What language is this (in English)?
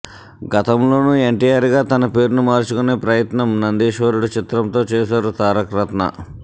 Telugu